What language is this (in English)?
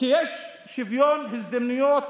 Hebrew